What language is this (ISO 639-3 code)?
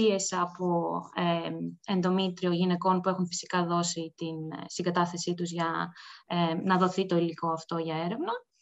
ell